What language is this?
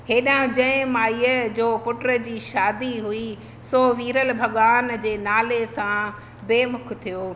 Sindhi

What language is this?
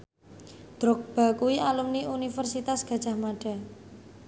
Javanese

